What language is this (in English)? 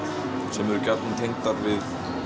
Icelandic